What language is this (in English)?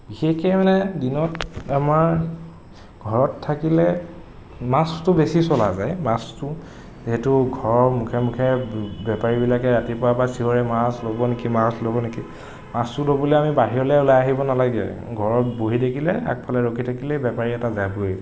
Assamese